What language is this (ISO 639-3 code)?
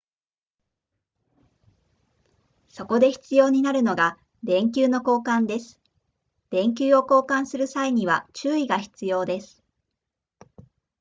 jpn